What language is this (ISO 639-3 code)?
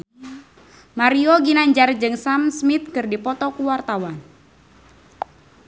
sun